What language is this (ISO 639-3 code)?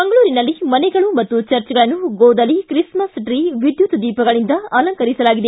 kan